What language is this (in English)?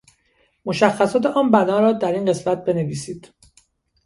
Persian